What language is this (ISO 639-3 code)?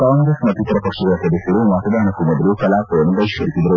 kan